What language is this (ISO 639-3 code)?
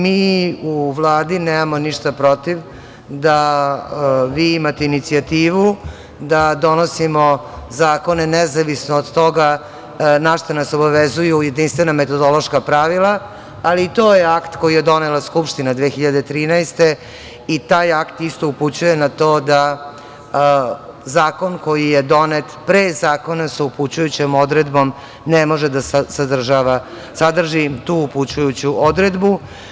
srp